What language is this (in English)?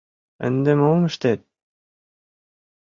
Mari